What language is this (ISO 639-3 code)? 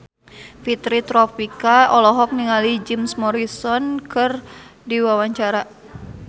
sun